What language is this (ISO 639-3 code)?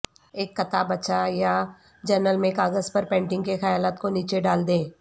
urd